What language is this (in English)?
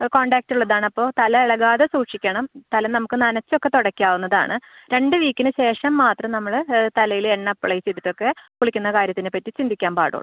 Malayalam